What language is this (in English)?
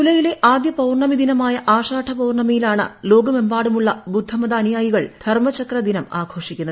Malayalam